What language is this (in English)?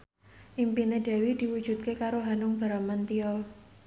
Javanese